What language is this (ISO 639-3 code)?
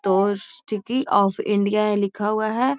mag